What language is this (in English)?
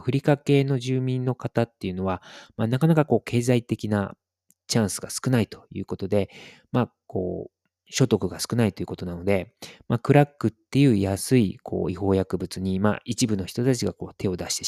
Japanese